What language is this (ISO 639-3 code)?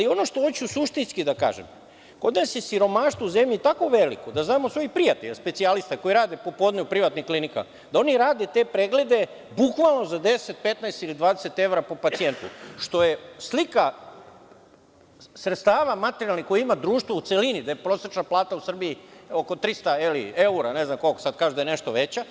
srp